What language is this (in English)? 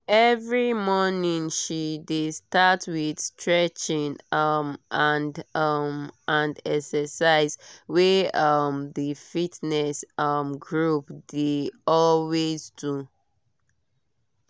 Nigerian Pidgin